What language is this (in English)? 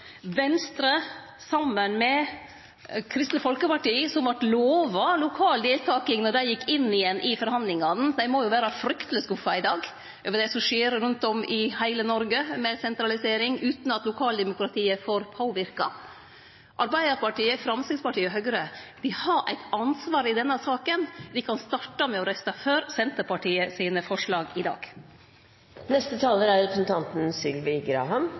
Norwegian Nynorsk